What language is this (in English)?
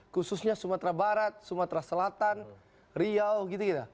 Indonesian